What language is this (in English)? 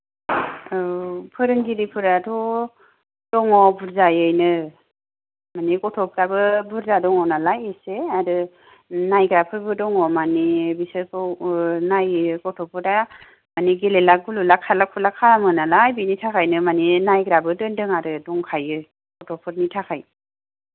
Bodo